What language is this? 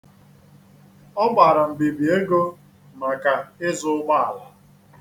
Igbo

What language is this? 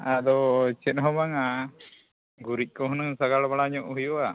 Santali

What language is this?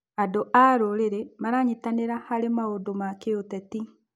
Kikuyu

